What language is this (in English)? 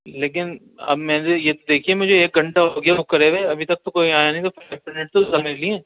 Urdu